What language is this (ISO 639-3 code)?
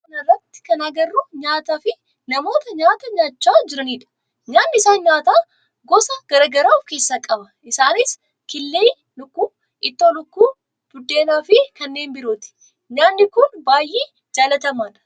orm